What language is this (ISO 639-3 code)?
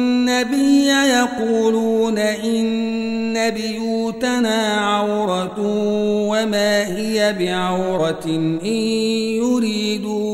ara